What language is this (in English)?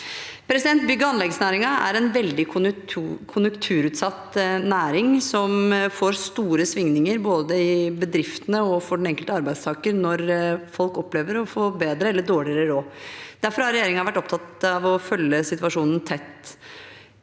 Norwegian